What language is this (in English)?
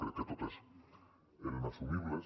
Catalan